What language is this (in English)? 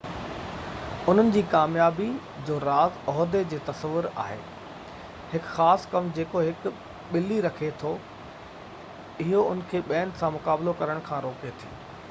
Sindhi